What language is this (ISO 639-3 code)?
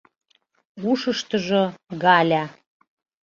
chm